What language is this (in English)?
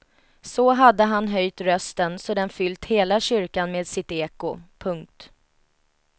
Swedish